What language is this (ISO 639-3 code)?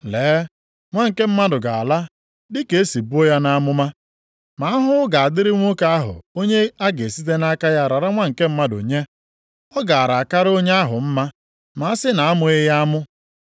ibo